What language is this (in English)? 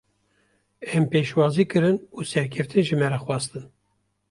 Kurdish